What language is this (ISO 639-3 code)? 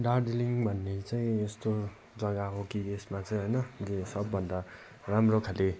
nep